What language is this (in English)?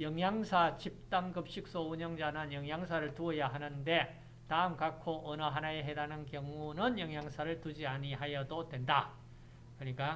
Korean